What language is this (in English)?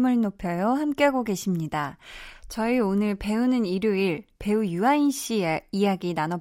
Korean